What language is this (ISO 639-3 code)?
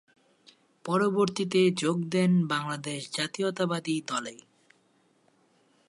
ben